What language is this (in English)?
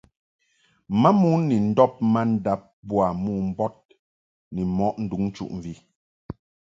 Mungaka